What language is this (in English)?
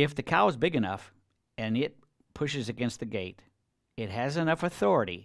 English